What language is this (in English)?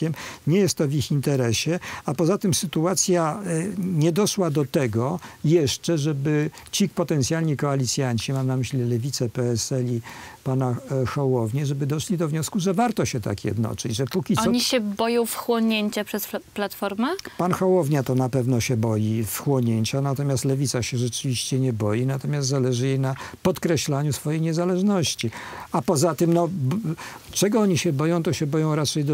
Polish